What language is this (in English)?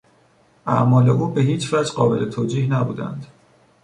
Persian